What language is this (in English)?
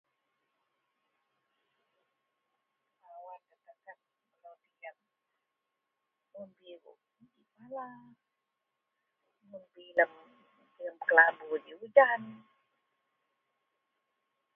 Central Melanau